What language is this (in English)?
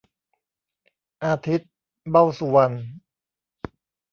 Thai